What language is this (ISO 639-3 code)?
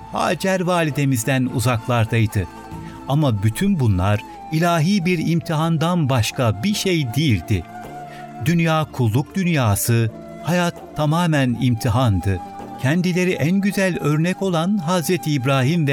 tur